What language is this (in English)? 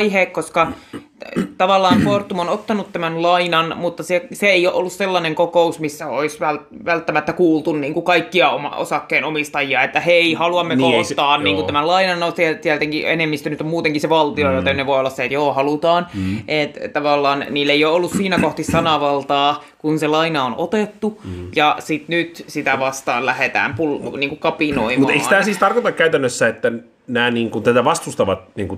Finnish